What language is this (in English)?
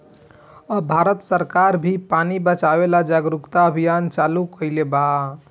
Bhojpuri